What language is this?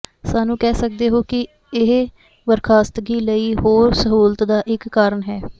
Punjabi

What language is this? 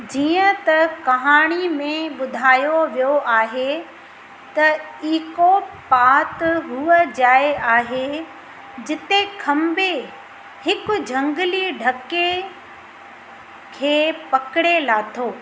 Sindhi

